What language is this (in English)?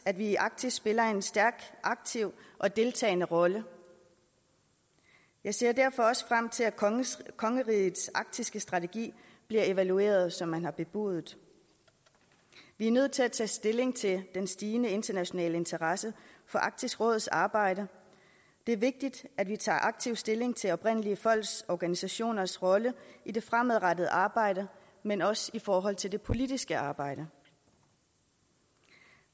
Danish